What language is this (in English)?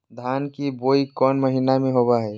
Magahi